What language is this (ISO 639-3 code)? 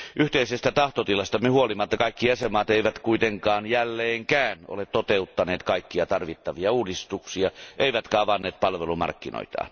fin